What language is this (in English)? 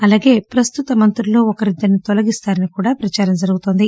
Telugu